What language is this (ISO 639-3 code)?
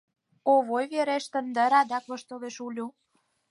chm